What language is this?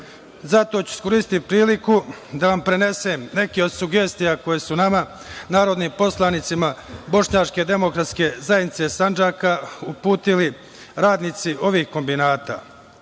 Serbian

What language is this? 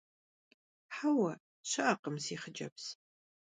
Kabardian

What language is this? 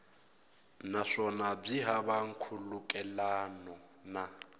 Tsonga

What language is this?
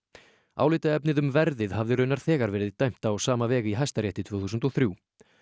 Icelandic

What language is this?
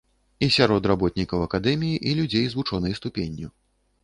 Belarusian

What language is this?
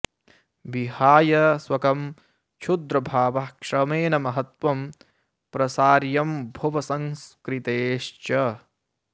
Sanskrit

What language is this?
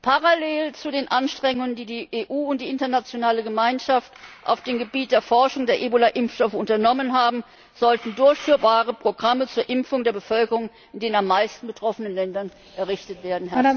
German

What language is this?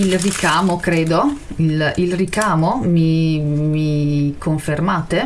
Italian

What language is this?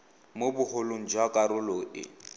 Tswana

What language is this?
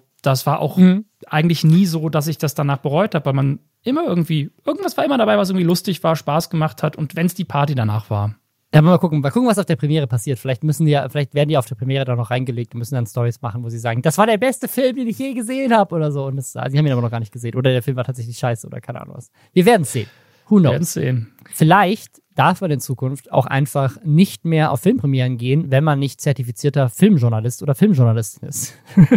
German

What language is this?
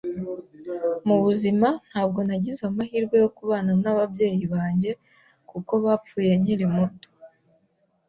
Kinyarwanda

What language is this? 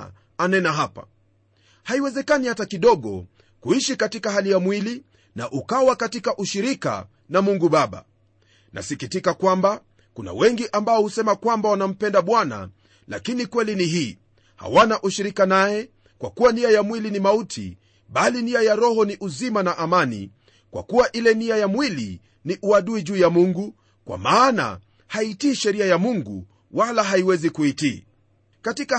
Swahili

